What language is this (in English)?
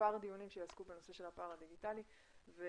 Hebrew